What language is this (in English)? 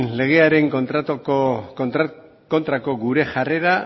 Basque